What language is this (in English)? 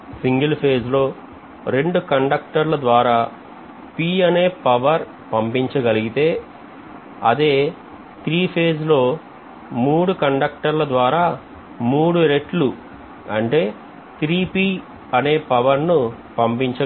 Telugu